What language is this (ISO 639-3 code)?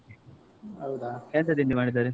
kan